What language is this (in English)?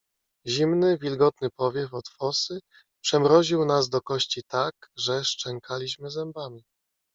Polish